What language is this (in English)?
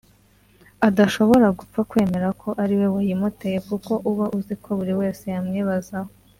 Kinyarwanda